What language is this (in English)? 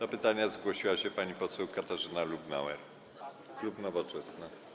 Polish